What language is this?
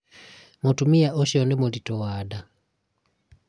Kikuyu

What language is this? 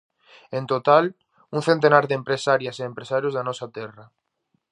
Galician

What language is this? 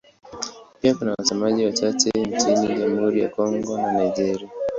Swahili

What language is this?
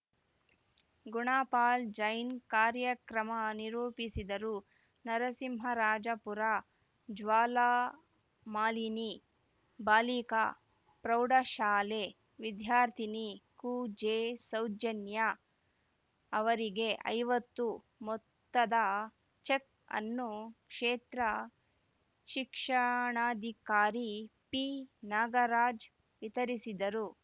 Kannada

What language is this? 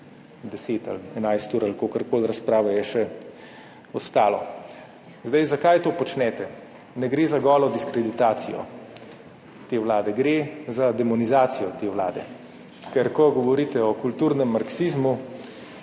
Slovenian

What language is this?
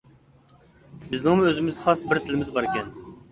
Uyghur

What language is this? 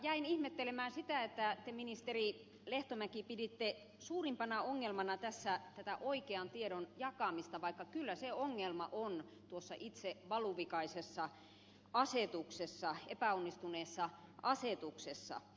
Finnish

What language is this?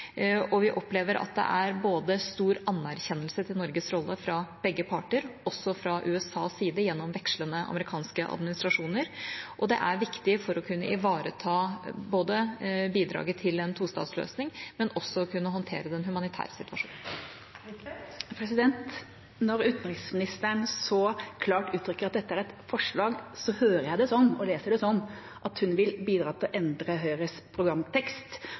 Norwegian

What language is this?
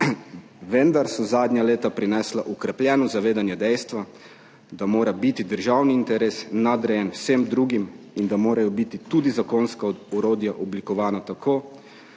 Slovenian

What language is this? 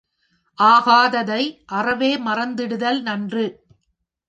Tamil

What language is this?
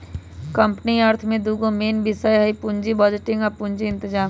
Magahi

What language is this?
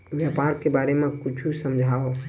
Chhattisgarhi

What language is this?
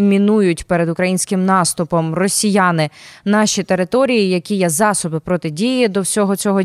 Ukrainian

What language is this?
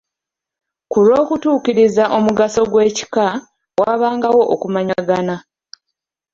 Ganda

